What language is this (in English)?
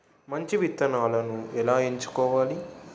Telugu